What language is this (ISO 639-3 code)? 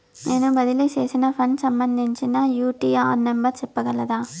tel